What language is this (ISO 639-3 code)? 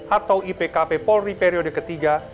ind